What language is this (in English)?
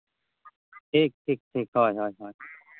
Santali